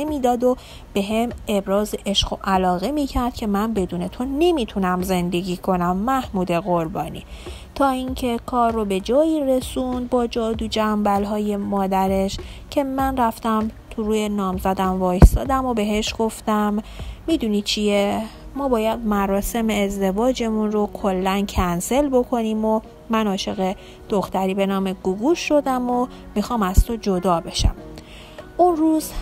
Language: Persian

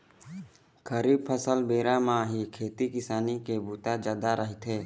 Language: Chhattisgarhi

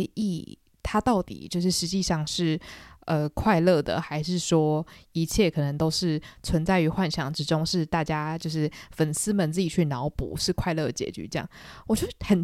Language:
Chinese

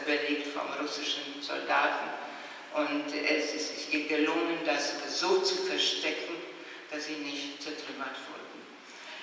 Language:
German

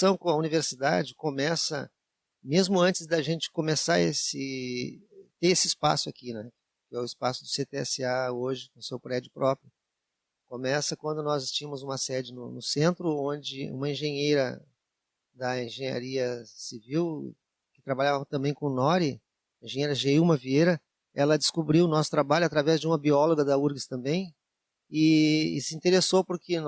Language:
Portuguese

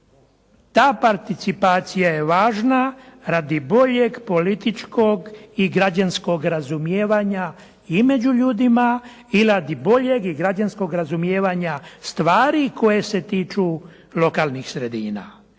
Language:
Croatian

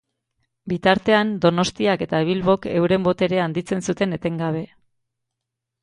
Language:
Basque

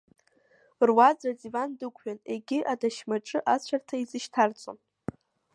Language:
Abkhazian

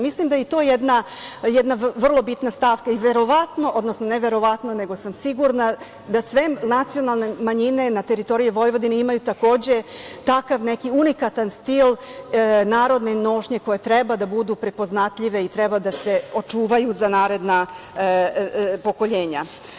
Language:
Serbian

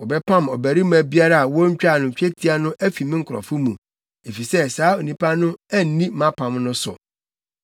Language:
Akan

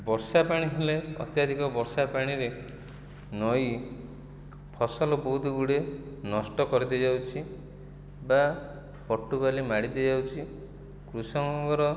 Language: Odia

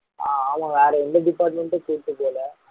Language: Tamil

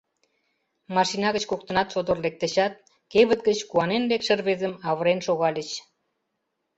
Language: Mari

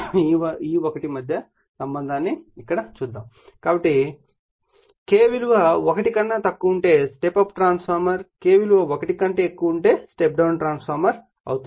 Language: Telugu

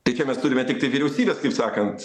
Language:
Lithuanian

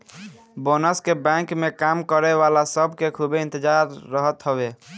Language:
Bhojpuri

